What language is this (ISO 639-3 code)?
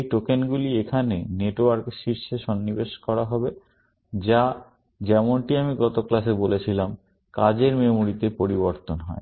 ben